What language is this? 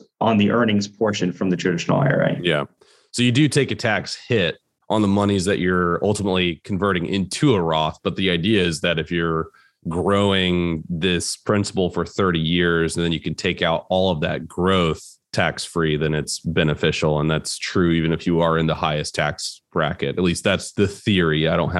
English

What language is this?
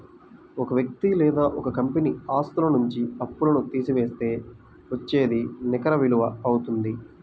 Telugu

